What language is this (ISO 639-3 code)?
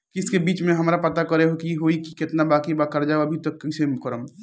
bho